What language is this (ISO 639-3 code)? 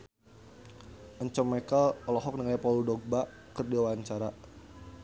sun